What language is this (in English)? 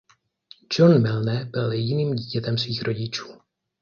Czech